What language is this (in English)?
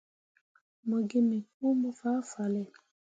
Mundang